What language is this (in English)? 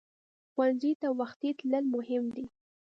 Pashto